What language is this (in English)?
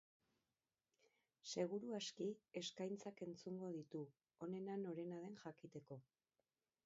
Basque